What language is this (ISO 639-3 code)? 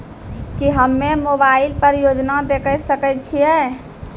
mai